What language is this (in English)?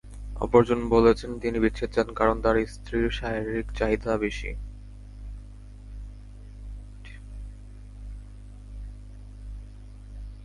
Bangla